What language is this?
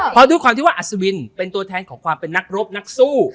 Thai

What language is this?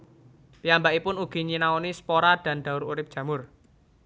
Javanese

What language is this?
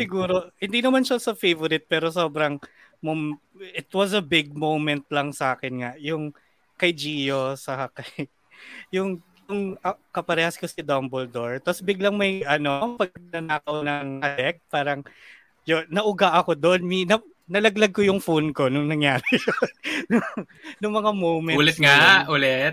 Filipino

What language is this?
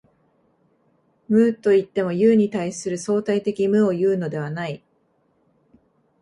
Japanese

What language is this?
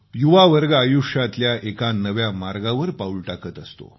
Marathi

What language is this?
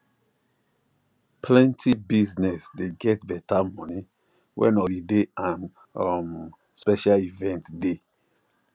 Nigerian Pidgin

